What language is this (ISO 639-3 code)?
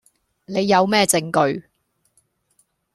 yue